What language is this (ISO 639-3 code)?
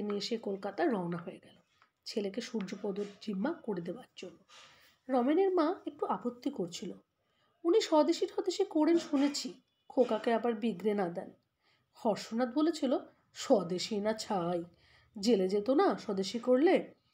ara